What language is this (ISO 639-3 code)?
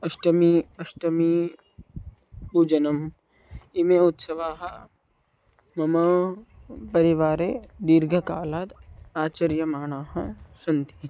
san